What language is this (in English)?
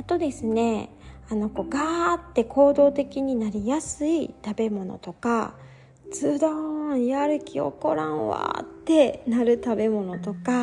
Japanese